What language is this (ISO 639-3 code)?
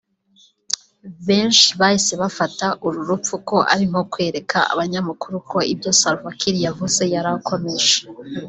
kin